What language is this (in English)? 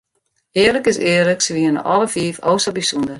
Western Frisian